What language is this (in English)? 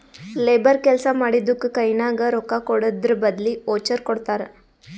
Kannada